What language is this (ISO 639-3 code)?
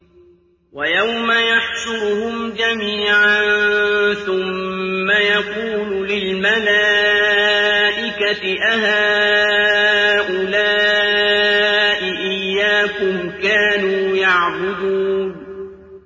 ara